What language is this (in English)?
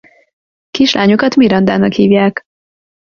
Hungarian